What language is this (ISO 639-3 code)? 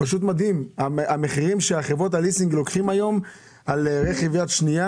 heb